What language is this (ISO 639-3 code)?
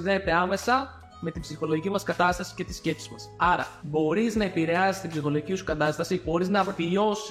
ell